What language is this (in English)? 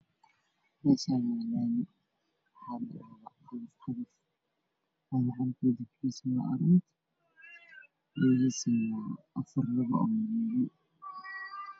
Somali